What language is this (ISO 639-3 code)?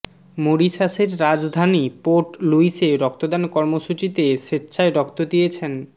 ben